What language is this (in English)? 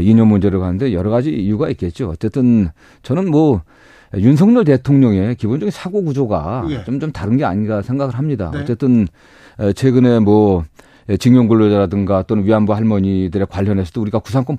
Korean